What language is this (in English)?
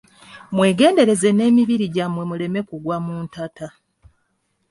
Ganda